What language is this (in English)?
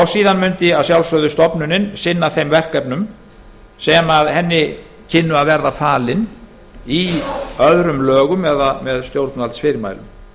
Icelandic